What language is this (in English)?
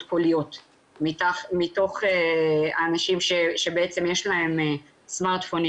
Hebrew